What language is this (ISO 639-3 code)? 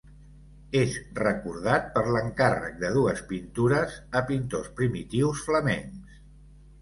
cat